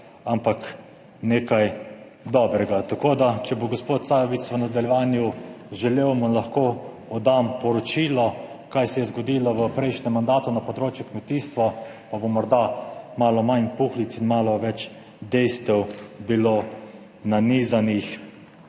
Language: Slovenian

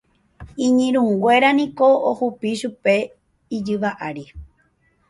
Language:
Guarani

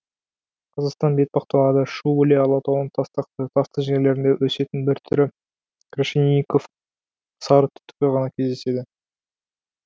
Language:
Kazakh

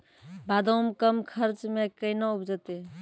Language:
Maithili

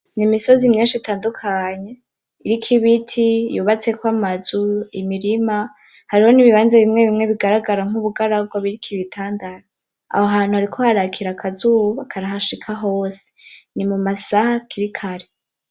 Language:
Rundi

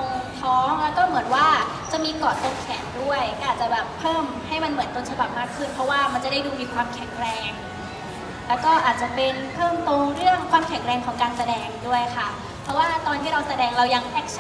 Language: Thai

